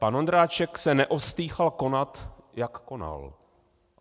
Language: Czech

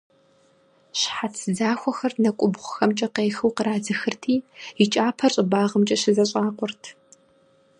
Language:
Kabardian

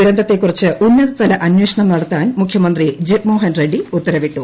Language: Malayalam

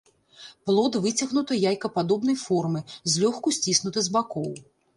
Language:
Belarusian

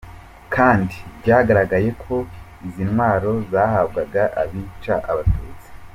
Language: Kinyarwanda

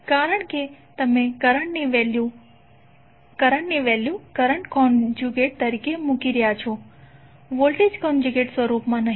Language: Gujarati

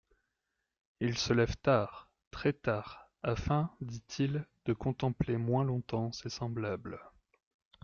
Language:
French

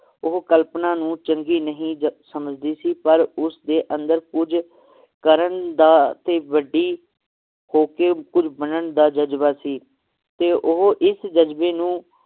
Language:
Punjabi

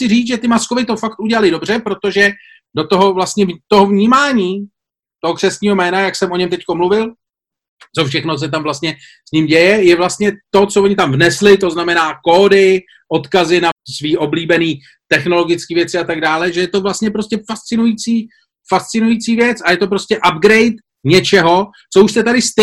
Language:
Czech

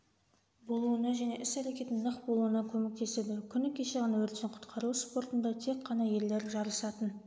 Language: Kazakh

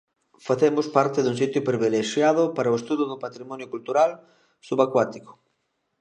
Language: Galician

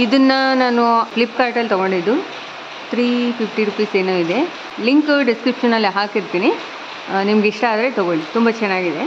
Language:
Kannada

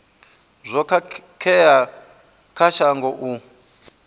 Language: Venda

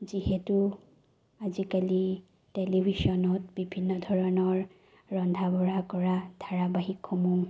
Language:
Assamese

